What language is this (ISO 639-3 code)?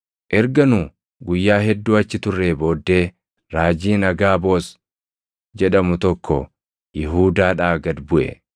orm